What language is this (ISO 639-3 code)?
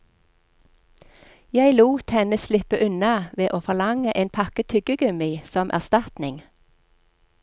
nor